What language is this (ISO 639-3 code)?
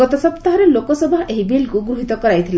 ori